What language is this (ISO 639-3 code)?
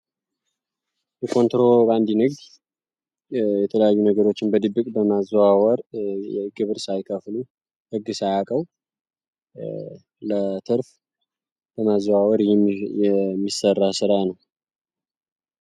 amh